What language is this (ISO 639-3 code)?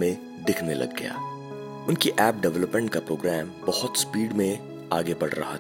hin